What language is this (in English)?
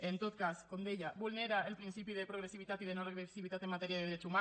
Catalan